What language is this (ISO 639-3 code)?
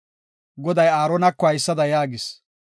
gof